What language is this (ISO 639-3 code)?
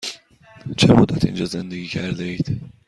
fas